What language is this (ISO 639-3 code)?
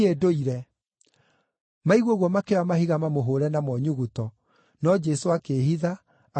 kik